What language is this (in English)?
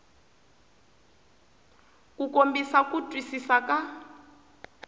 Tsonga